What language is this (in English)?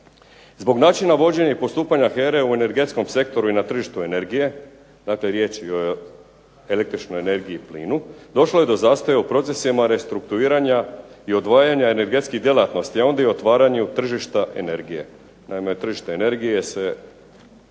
Croatian